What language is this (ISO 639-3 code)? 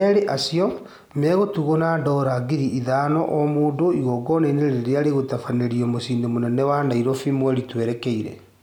kik